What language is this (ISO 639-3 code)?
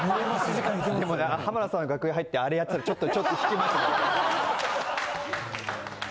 jpn